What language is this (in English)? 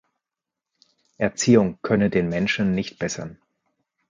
German